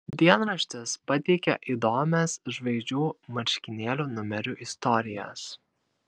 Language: Lithuanian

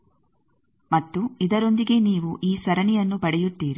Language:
Kannada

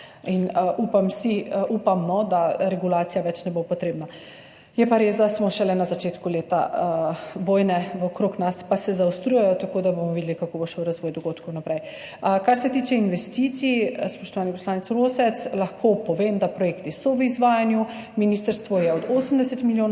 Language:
Slovenian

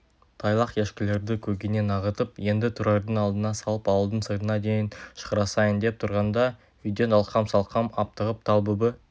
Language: Kazakh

